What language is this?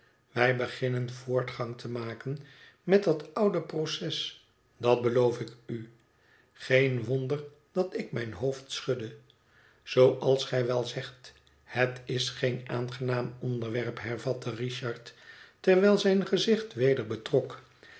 Dutch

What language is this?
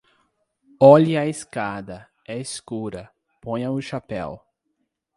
Portuguese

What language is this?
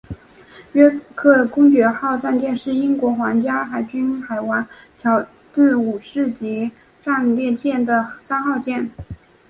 Chinese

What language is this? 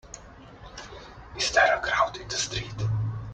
English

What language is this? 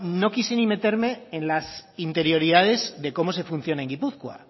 Spanish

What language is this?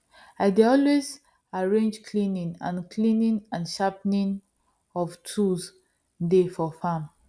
Nigerian Pidgin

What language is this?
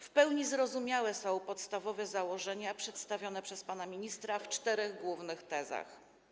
Polish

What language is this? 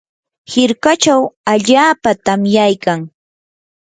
Yanahuanca Pasco Quechua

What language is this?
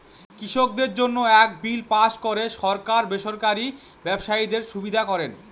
Bangla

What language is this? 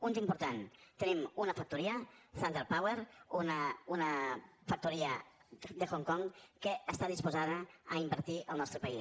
Catalan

